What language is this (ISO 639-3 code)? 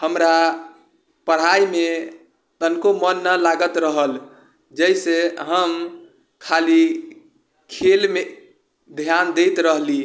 mai